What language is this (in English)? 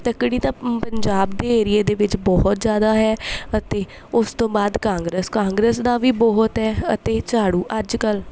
Punjabi